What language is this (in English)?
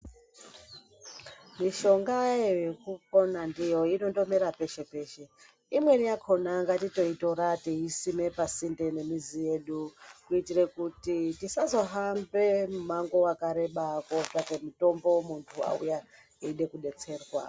Ndau